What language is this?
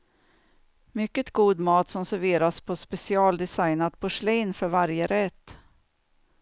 Swedish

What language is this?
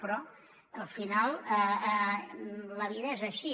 Catalan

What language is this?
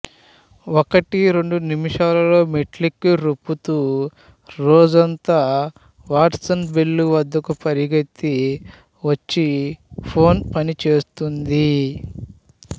Telugu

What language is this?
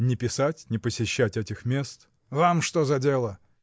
Russian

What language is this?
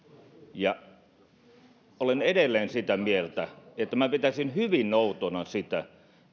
Finnish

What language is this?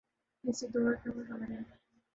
Urdu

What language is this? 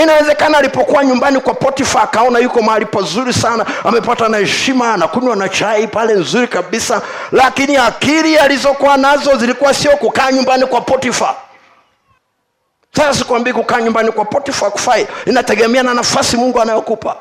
Swahili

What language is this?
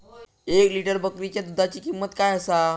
Marathi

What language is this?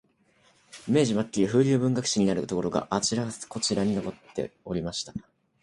Japanese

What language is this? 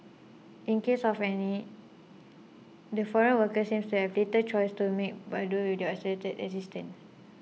English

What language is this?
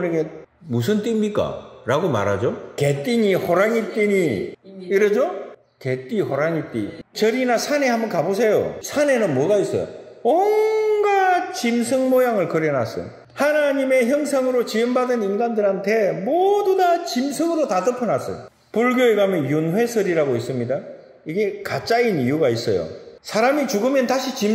Korean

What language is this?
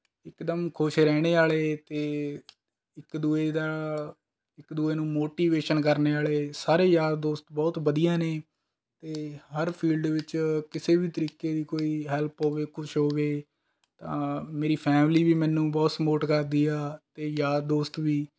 Punjabi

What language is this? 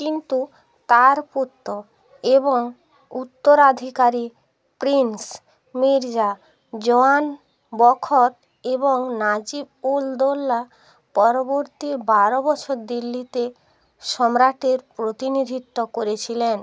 Bangla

